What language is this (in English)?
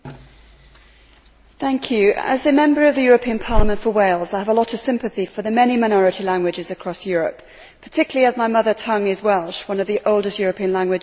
English